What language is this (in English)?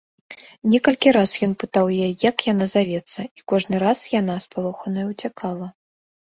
Belarusian